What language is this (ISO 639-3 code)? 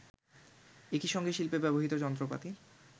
ben